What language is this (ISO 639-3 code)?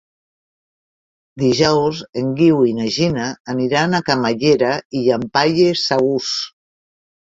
cat